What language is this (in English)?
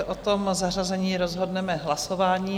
Czech